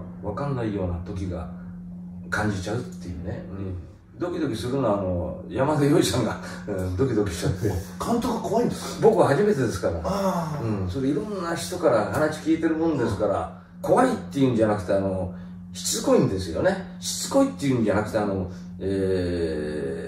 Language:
Japanese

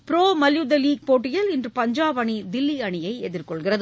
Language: Tamil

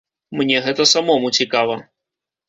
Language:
Belarusian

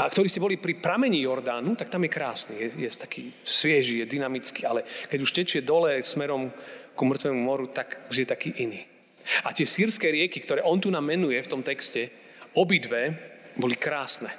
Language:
Slovak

